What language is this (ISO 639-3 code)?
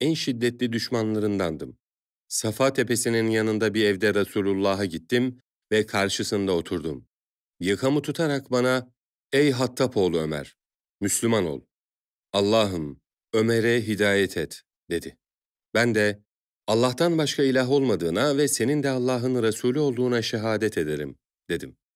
tur